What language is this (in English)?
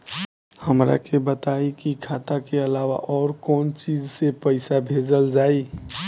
Bhojpuri